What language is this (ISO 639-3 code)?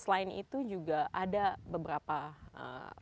ind